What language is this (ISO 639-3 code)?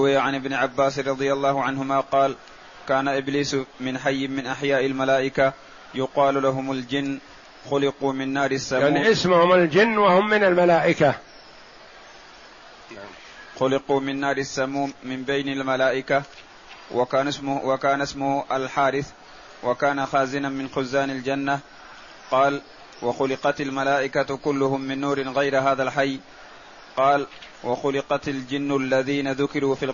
ara